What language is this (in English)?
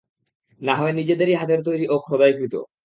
Bangla